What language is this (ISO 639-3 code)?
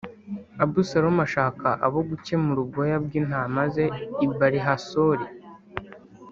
kin